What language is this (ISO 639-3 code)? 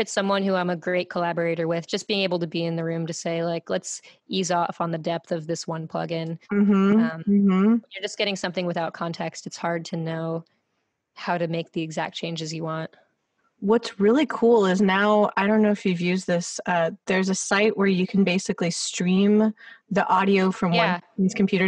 eng